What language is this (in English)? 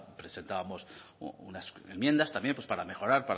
Spanish